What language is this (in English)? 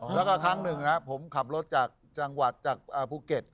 Thai